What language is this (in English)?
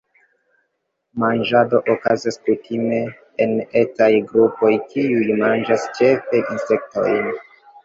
Esperanto